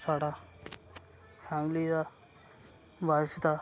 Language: Dogri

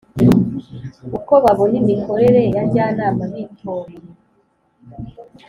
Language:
Kinyarwanda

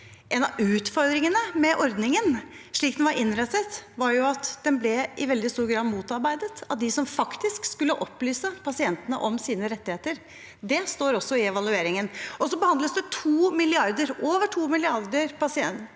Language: Norwegian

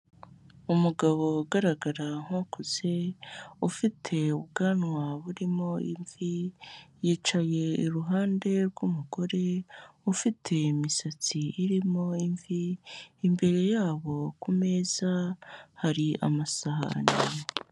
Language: Kinyarwanda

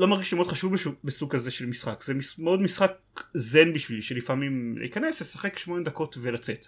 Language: Hebrew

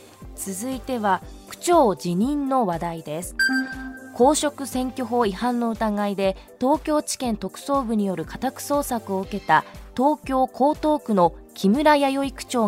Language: Japanese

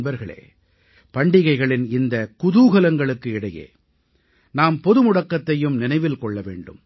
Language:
Tamil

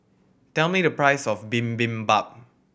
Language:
English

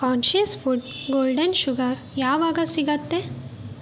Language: Kannada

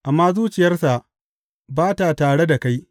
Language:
Hausa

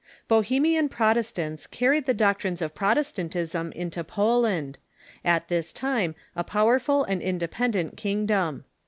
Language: English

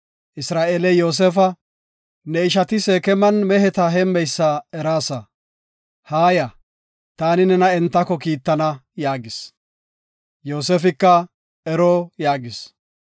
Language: Gofa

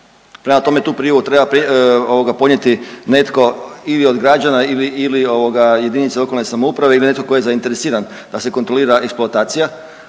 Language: Croatian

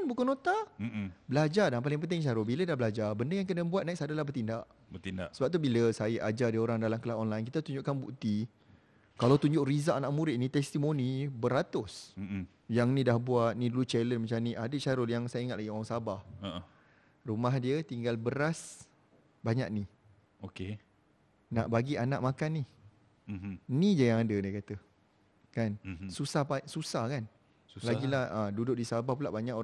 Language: Malay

